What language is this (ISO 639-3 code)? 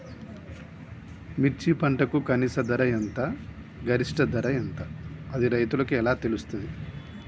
tel